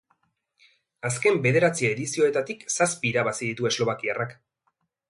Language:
Basque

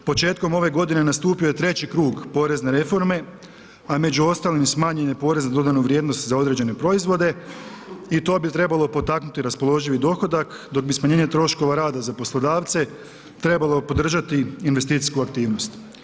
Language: Croatian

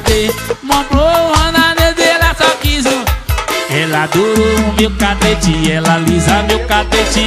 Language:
Portuguese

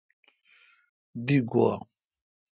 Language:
Kalkoti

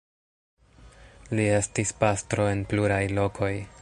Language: Esperanto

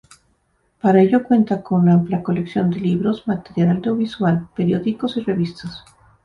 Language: Spanish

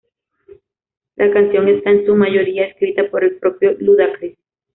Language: Spanish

